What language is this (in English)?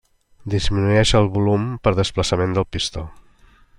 Catalan